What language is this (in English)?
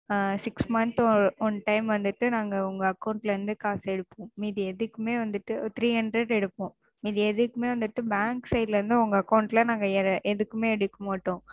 Tamil